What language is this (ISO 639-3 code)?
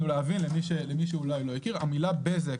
heb